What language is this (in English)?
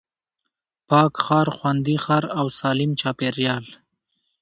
Pashto